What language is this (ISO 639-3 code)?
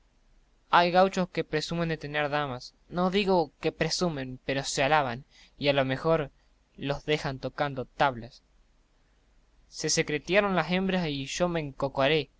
spa